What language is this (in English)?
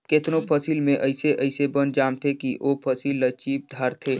Chhattisgarhi